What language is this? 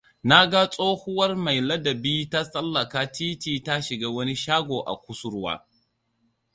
Hausa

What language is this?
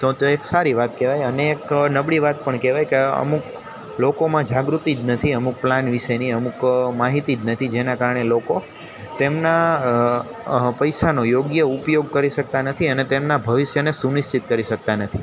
Gujarati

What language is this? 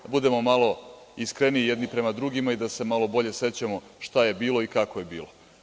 Serbian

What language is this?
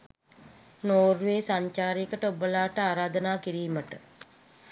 Sinhala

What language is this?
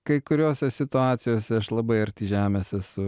Lithuanian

